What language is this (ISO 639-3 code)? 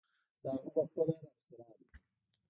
pus